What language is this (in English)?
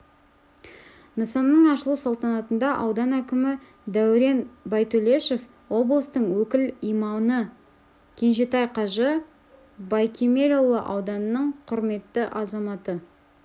Kazakh